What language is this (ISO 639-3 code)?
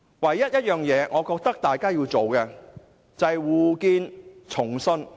yue